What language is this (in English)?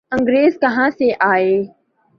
Urdu